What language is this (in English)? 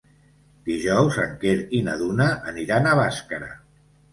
Catalan